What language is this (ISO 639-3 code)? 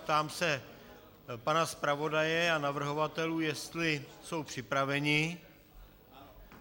ces